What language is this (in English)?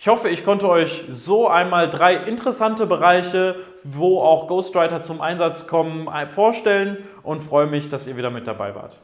German